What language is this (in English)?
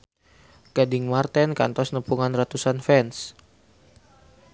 Sundanese